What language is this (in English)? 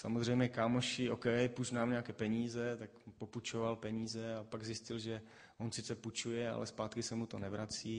Czech